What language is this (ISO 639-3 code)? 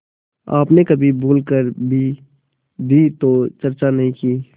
hin